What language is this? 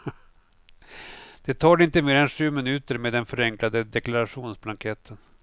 Swedish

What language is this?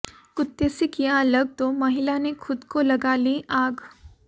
Hindi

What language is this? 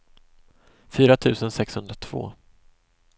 Swedish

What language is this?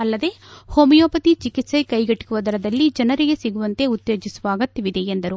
Kannada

